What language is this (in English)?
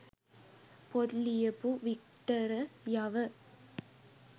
Sinhala